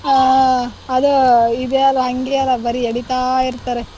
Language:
Kannada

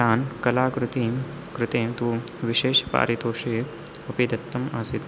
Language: Sanskrit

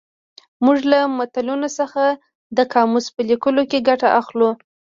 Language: Pashto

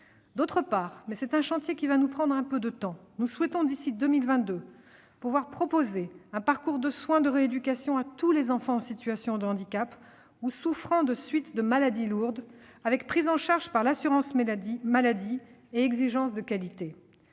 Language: French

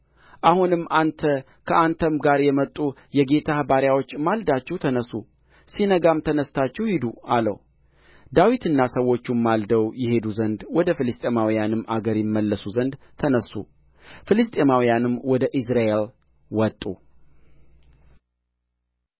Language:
Amharic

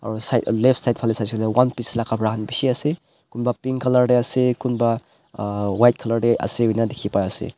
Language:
Naga Pidgin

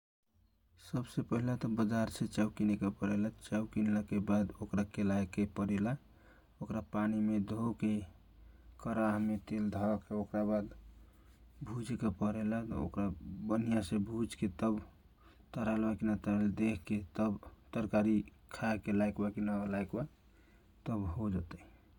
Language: Kochila Tharu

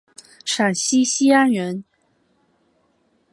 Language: Chinese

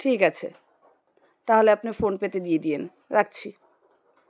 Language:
Bangla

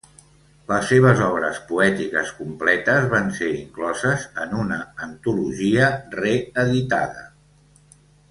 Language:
Catalan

